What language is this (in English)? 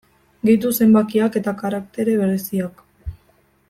Basque